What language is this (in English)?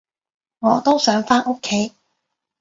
Cantonese